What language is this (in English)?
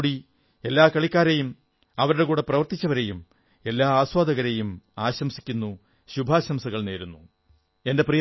Malayalam